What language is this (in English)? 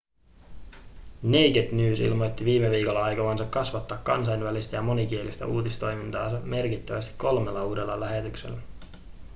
Finnish